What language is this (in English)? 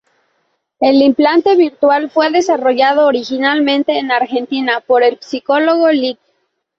Spanish